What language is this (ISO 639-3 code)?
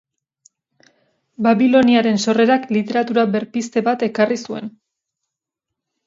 eus